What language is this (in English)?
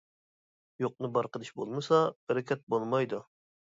Uyghur